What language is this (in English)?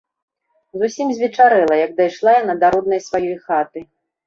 Belarusian